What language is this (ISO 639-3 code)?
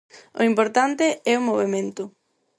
glg